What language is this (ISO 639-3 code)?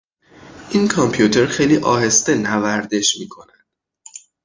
fas